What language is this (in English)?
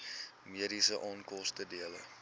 Afrikaans